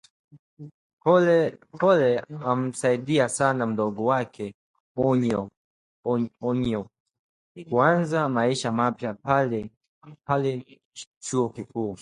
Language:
Swahili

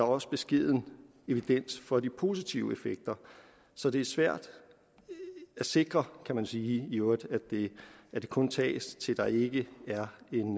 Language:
Danish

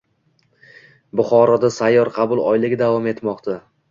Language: Uzbek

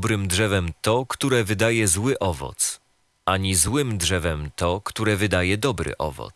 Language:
Polish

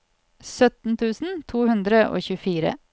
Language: Norwegian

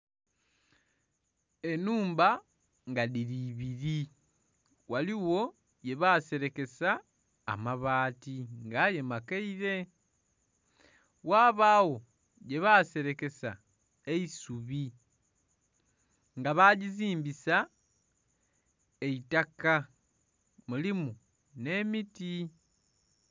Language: Soga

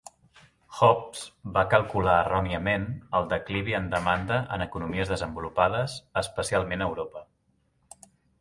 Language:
Catalan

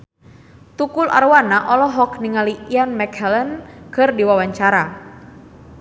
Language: Sundanese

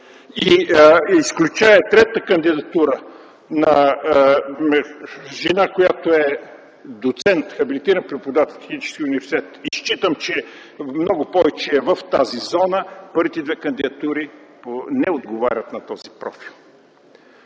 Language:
Bulgarian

